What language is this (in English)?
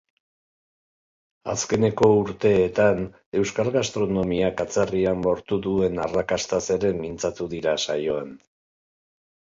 Basque